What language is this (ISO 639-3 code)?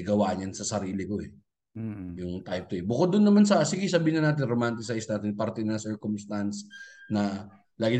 fil